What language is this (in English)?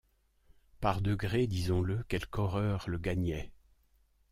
French